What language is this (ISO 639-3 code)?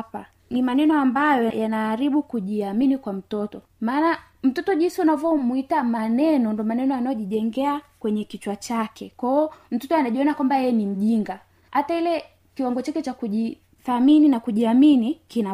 swa